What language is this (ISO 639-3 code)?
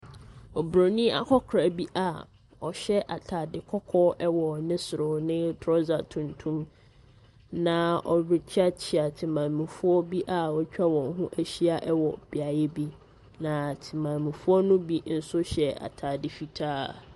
aka